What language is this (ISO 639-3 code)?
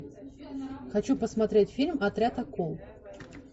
rus